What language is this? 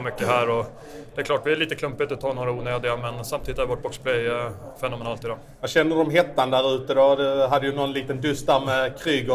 Swedish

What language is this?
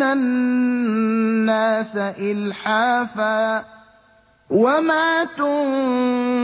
Arabic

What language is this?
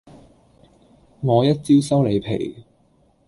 Cantonese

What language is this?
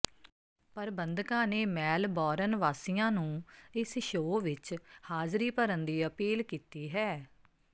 Punjabi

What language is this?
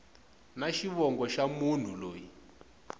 Tsonga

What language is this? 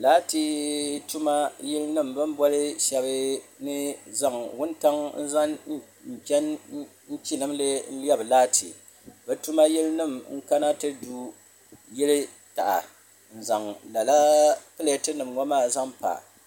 Dagbani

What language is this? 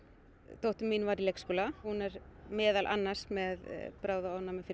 Icelandic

